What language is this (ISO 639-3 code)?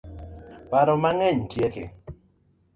luo